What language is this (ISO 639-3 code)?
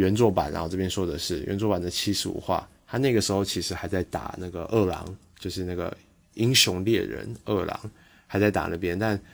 zho